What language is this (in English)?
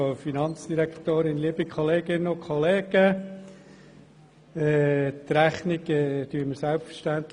Swiss German